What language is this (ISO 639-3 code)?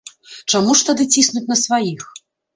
bel